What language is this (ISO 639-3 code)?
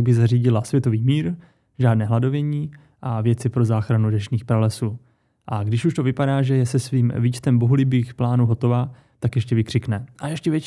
ces